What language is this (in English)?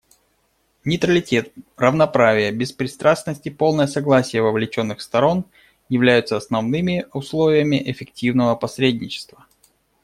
Russian